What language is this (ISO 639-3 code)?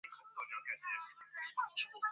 zho